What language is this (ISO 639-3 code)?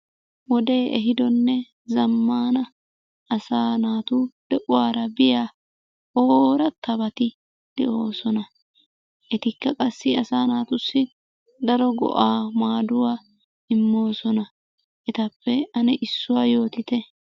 wal